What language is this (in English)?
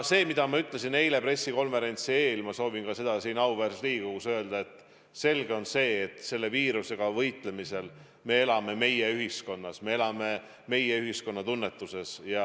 Estonian